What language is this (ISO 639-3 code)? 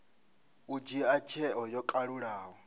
ven